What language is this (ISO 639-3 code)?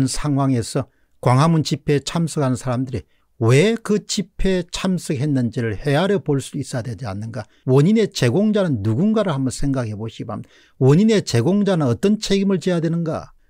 kor